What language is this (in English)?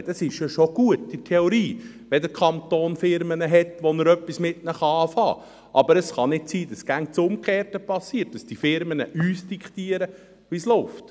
Swiss German